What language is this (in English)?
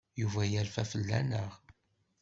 Kabyle